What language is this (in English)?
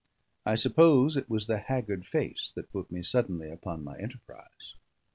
English